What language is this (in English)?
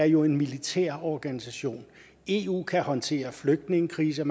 Danish